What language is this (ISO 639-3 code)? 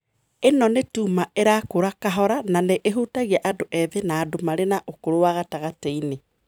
kik